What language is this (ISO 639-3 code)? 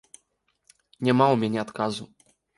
bel